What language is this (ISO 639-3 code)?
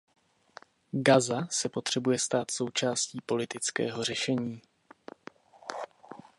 ces